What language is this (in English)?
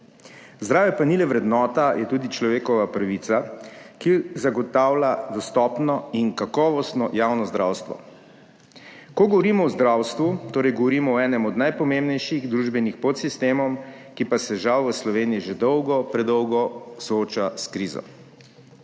Slovenian